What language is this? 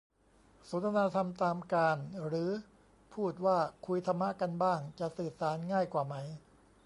Thai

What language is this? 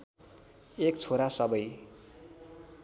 Nepali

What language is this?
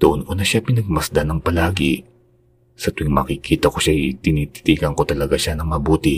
Filipino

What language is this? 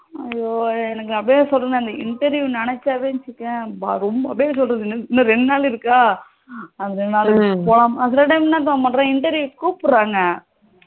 Tamil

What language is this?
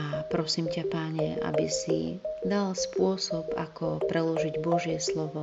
Slovak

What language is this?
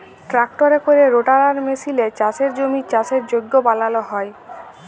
Bangla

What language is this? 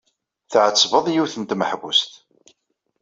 Kabyle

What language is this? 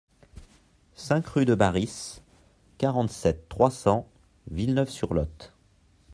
French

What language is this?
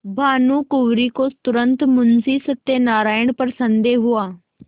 Hindi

